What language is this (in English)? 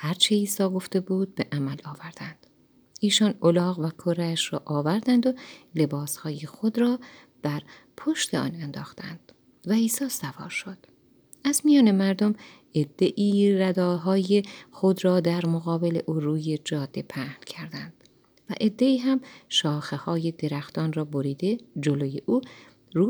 Persian